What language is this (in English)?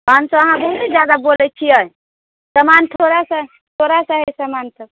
Maithili